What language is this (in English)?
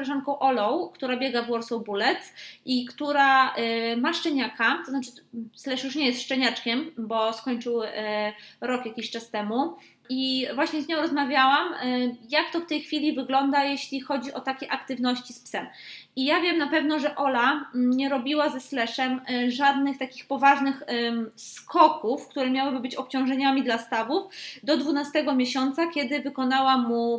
Polish